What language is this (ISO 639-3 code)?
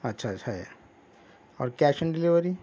urd